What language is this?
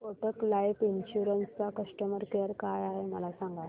Marathi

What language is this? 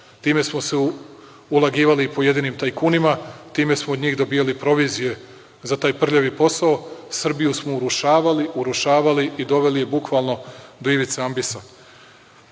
Serbian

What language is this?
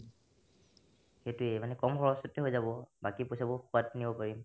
Assamese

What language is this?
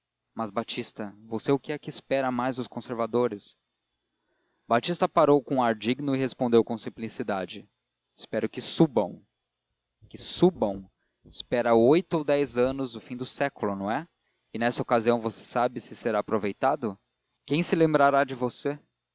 Portuguese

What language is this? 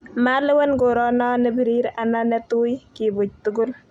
Kalenjin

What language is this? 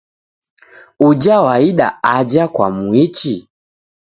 Taita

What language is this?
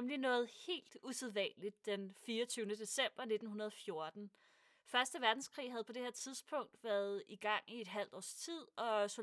Danish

